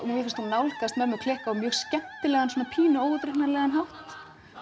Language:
Icelandic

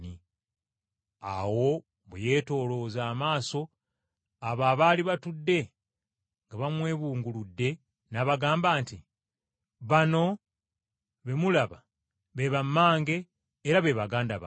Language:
Ganda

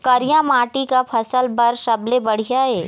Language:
Chhattisgarhi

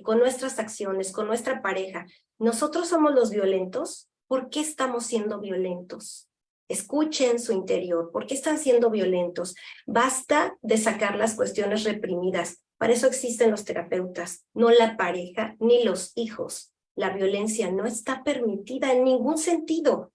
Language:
Spanish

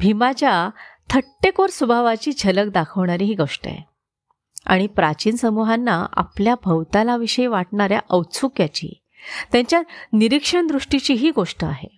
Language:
Marathi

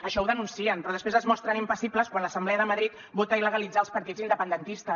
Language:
Catalan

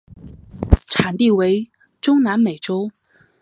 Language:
Chinese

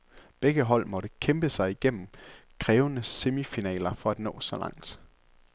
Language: Danish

